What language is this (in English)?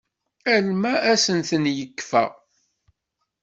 Kabyle